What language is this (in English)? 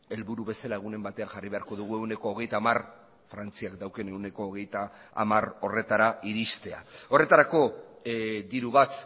Basque